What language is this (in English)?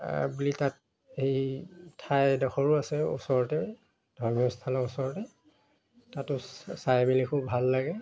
Assamese